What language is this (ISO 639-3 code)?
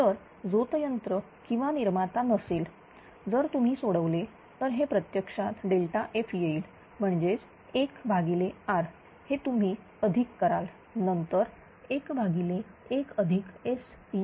mar